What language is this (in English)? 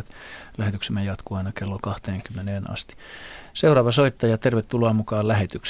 Finnish